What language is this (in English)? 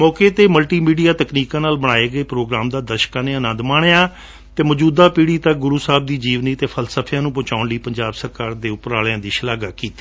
Punjabi